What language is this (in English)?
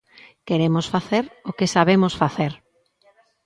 Galician